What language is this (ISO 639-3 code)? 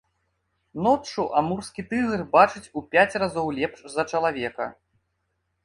bel